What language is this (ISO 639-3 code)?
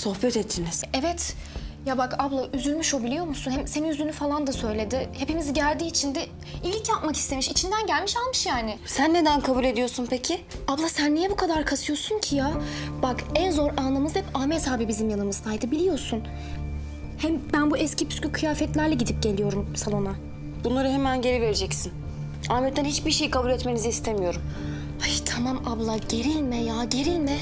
tur